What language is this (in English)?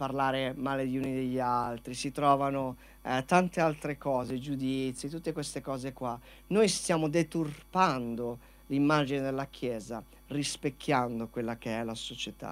Italian